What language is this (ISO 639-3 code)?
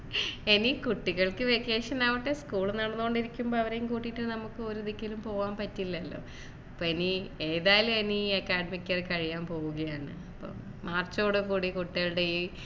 mal